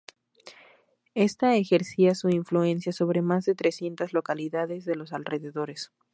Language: Spanish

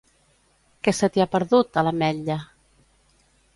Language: Catalan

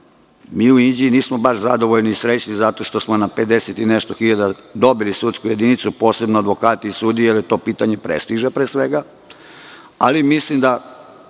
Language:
Serbian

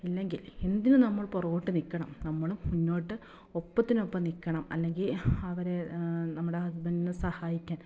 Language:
Malayalam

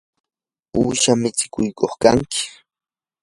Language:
Yanahuanca Pasco Quechua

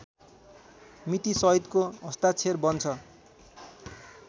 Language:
Nepali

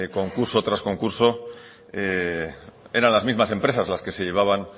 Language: Spanish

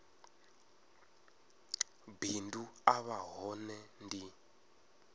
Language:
Venda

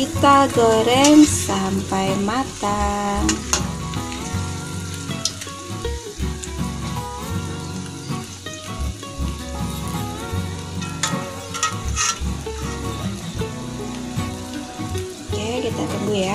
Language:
Indonesian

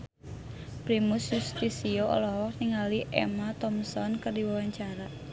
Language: Sundanese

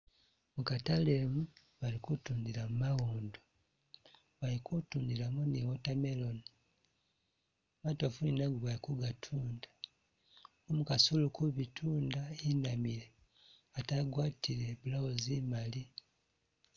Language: Masaaba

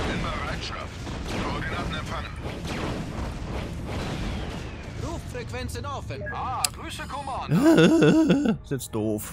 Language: German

